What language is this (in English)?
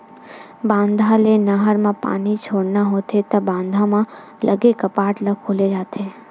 Chhattisgarhi